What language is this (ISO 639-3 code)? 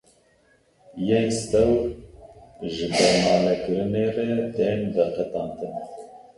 kur